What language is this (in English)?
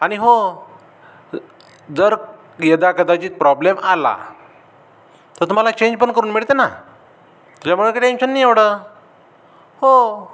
Marathi